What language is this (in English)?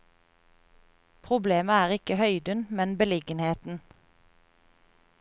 Norwegian